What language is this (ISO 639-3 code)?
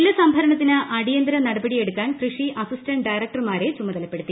mal